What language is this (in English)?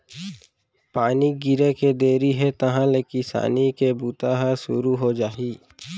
Chhattisgarhi